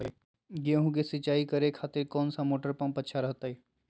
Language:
Magahi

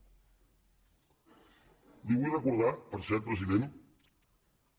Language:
Catalan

